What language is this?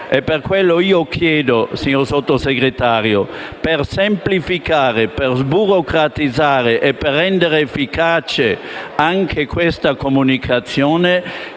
Italian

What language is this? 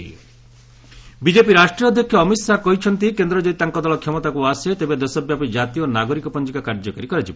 Odia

